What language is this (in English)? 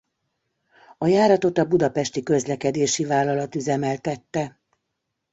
Hungarian